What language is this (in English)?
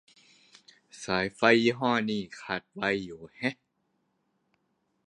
Thai